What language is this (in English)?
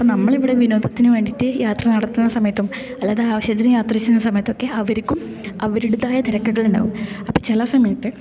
Malayalam